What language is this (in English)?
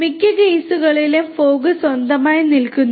Malayalam